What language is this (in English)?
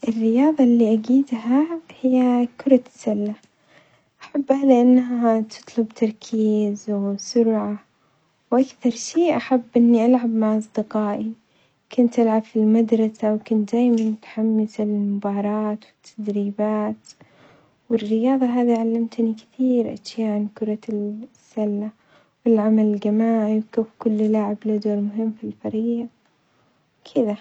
Omani Arabic